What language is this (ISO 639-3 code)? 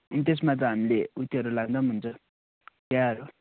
nep